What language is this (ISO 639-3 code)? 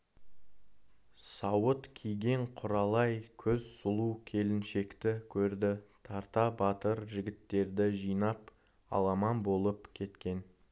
kaz